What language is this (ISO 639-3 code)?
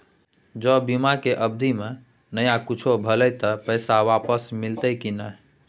mai